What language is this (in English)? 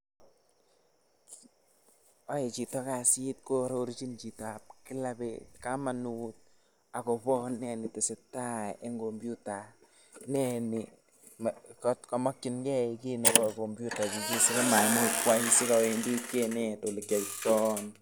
Kalenjin